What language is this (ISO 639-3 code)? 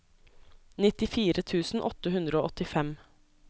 nor